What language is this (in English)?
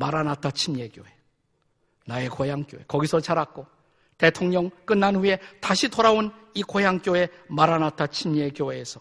Korean